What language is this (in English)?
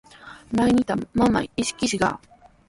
Sihuas Ancash Quechua